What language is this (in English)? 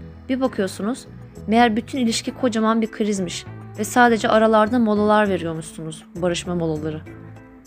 Turkish